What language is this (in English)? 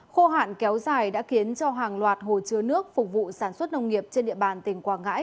Vietnamese